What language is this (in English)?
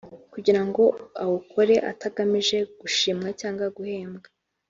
Kinyarwanda